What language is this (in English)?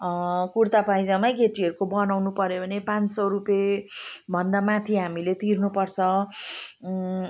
Nepali